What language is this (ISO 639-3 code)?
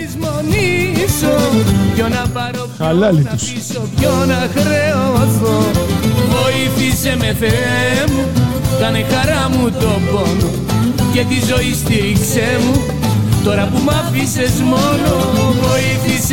ell